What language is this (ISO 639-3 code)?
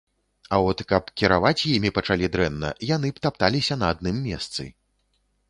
bel